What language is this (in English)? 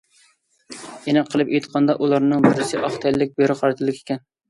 Uyghur